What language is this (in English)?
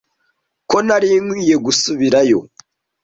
Kinyarwanda